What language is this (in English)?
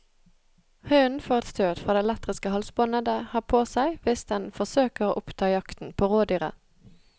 Norwegian